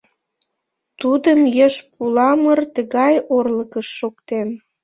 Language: Mari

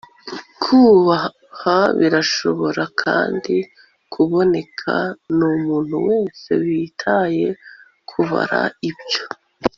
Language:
Kinyarwanda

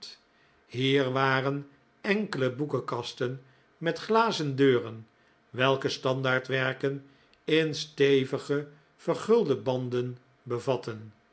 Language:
Dutch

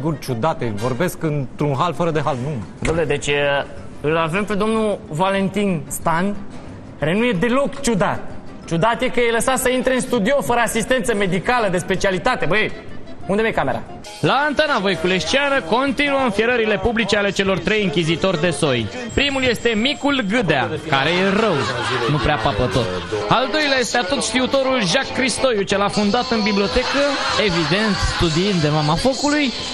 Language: Romanian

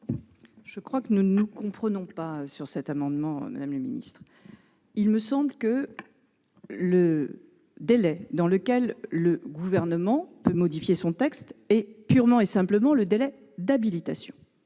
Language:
French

